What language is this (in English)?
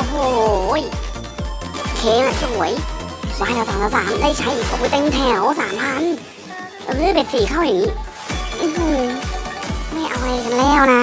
Thai